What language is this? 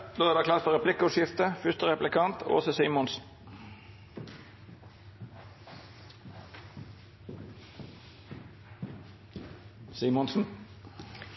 Norwegian Nynorsk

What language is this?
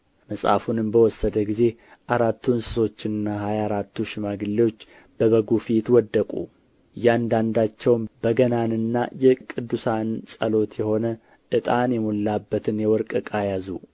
Amharic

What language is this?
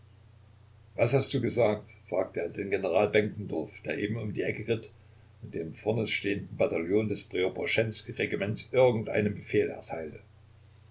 German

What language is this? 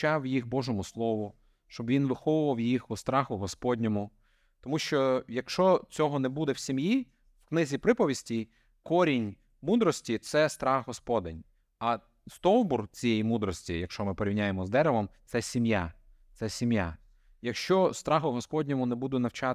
Ukrainian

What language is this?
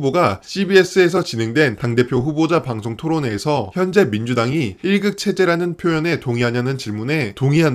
Korean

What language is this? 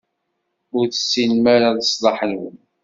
Kabyle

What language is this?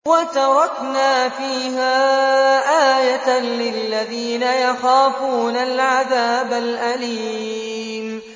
Arabic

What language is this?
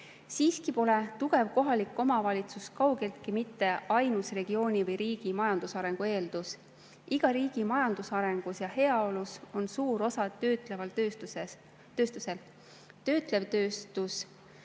Estonian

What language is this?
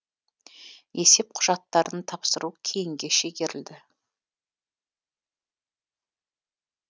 Kazakh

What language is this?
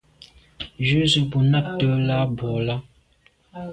Medumba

